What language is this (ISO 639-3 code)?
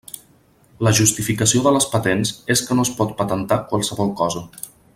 cat